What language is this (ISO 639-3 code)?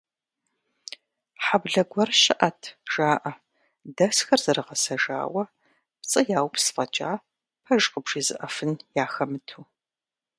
kbd